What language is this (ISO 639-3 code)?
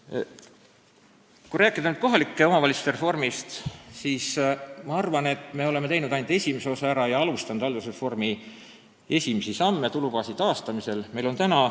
est